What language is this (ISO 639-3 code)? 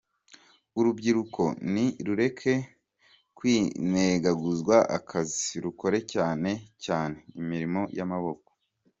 kin